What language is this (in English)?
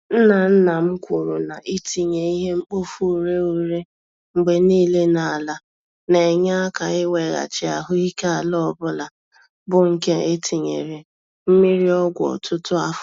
Igbo